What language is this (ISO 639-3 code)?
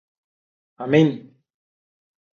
ell